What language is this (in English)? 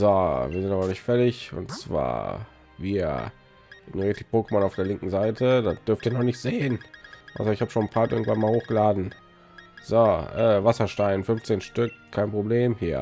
German